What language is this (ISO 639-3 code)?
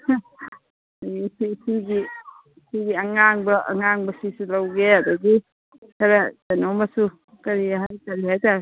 mni